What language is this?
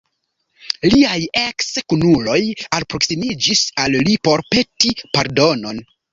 Esperanto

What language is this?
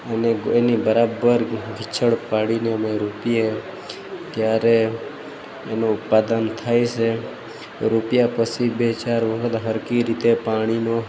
Gujarati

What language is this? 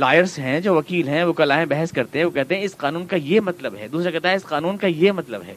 Urdu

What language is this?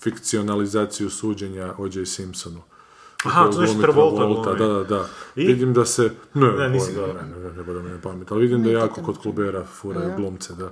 Croatian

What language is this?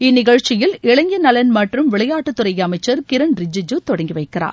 Tamil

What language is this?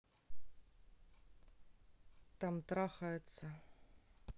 Russian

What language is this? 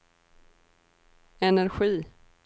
Swedish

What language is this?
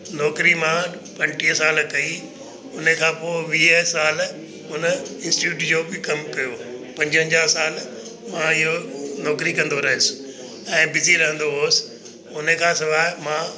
Sindhi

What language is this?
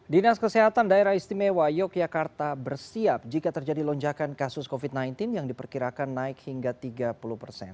Indonesian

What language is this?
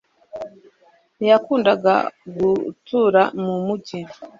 Kinyarwanda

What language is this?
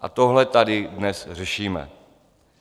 Czech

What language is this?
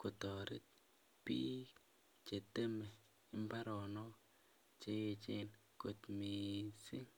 Kalenjin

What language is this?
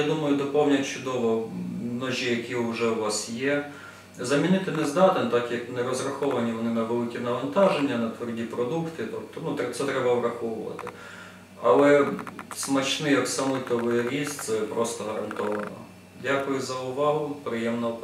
Ukrainian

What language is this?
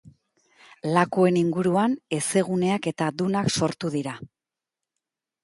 Basque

